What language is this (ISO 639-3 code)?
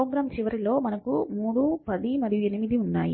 tel